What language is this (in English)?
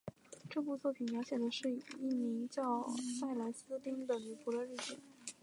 Chinese